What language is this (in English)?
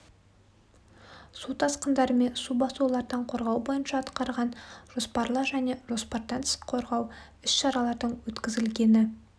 Kazakh